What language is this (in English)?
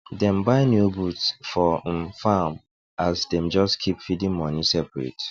Nigerian Pidgin